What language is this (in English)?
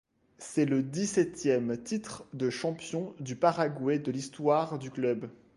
French